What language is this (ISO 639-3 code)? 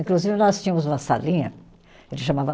por